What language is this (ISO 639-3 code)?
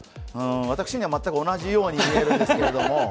jpn